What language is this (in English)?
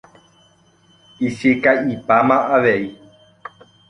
Guarani